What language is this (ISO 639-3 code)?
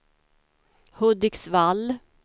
swe